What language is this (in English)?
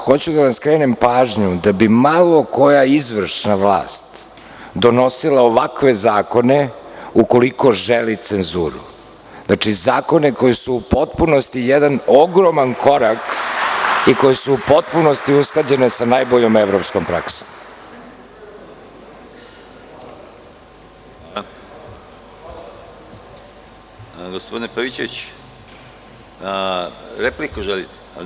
Serbian